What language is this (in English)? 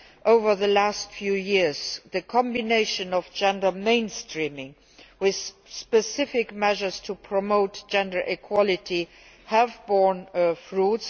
English